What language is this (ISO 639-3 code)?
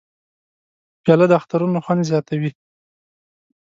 pus